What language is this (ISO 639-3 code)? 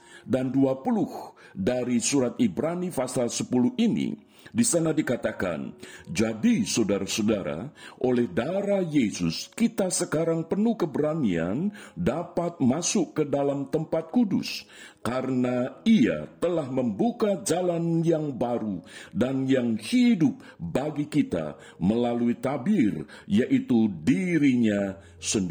ind